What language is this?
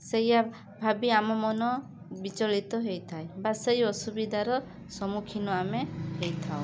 Odia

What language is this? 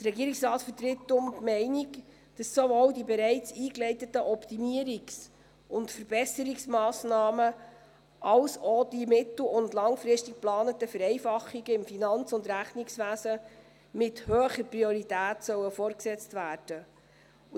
Swiss German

